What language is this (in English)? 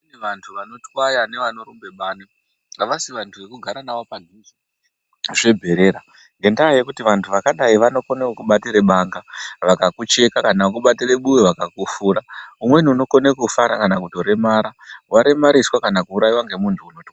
Ndau